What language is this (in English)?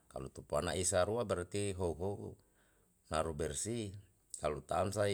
Yalahatan